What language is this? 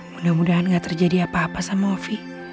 Indonesian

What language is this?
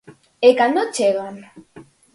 Galician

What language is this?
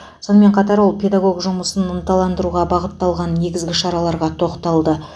Kazakh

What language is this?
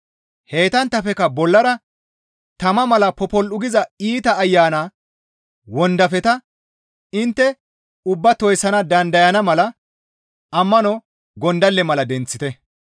Gamo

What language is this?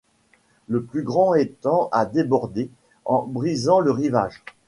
French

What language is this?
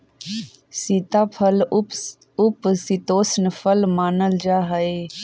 Magahi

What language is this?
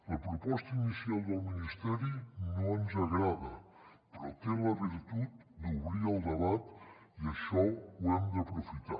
Catalan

